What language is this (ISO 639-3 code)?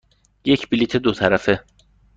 fas